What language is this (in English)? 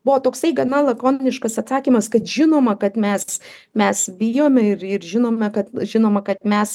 Lithuanian